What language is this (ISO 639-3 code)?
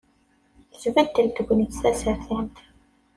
kab